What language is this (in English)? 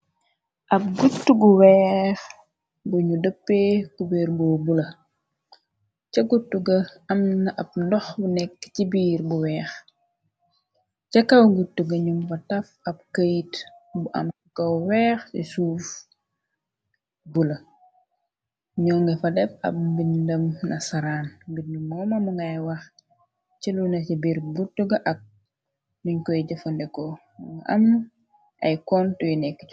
Wolof